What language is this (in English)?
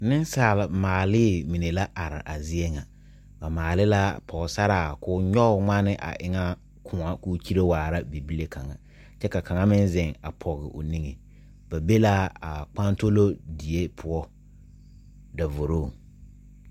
Southern Dagaare